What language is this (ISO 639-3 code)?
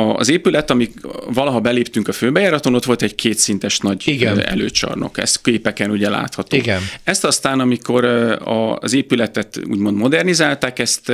hun